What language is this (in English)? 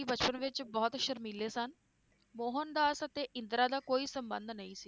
Punjabi